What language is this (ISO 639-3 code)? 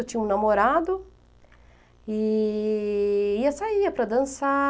por